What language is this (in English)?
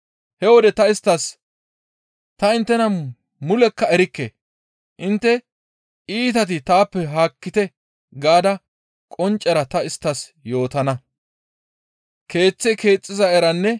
Gamo